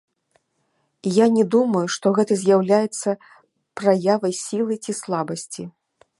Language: Belarusian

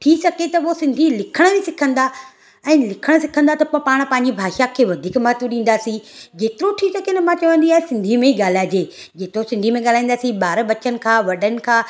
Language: Sindhi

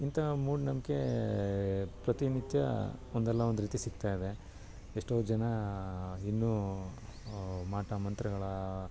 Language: Kannada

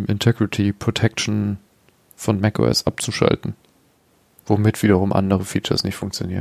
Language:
German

